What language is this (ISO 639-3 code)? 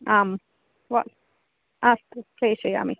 san